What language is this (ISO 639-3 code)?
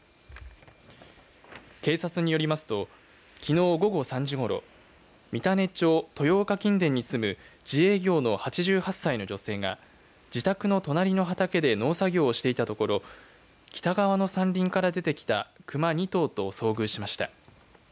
jpn